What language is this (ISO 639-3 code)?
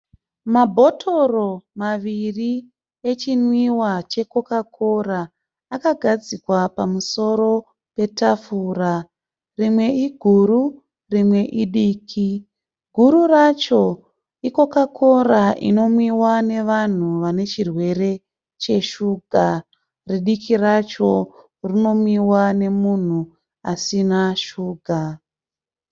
sna